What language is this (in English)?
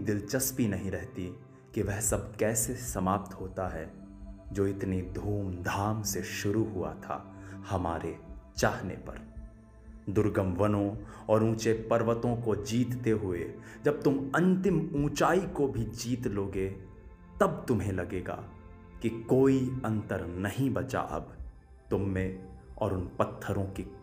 Hindi